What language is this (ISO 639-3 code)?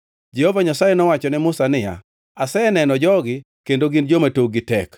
luo